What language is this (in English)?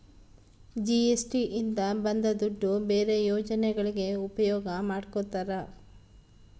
Kannada